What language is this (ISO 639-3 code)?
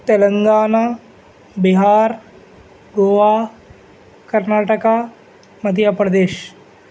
urd